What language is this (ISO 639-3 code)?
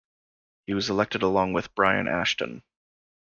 eng